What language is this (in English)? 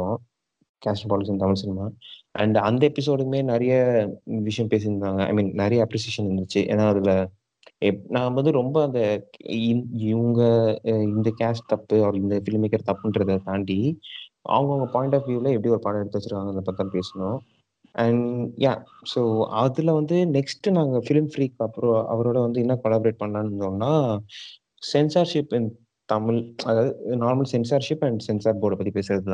Tamil